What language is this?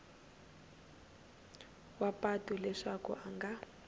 Tsonga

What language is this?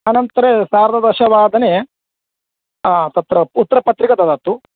Sanskrit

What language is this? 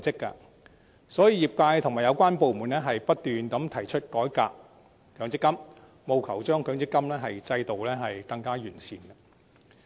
Cantonese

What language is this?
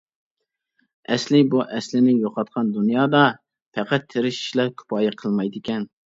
Uyghur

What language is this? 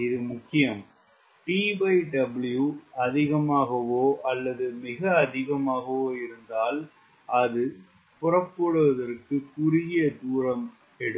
Tamil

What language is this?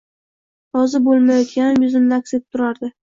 Uzbek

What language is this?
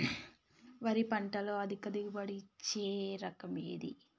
Telugu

